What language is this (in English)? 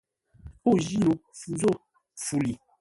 Ngombale